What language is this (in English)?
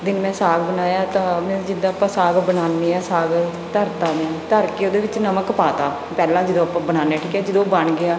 Punjabi